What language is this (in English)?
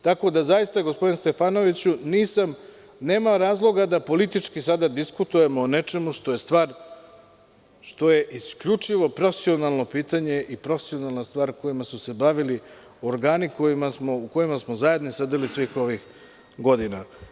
Serbian